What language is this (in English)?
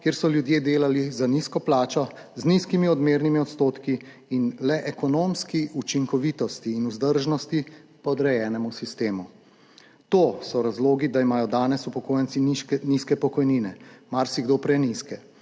Slovenian